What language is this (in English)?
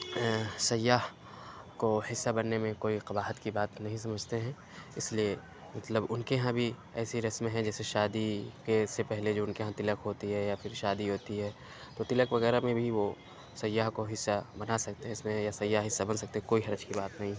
Urdu